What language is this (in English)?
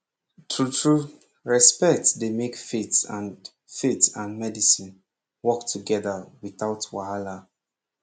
Nigerian Pidgin